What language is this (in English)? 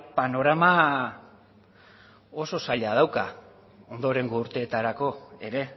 Basque